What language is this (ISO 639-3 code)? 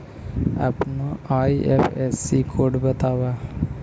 mag